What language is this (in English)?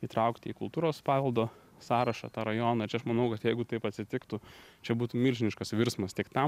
Lithuanian